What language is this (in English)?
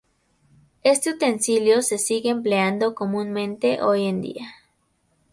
Spanish